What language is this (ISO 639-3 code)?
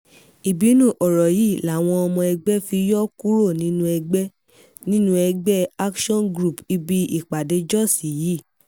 yor